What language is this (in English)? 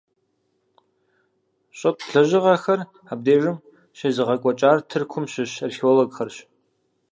Kabardian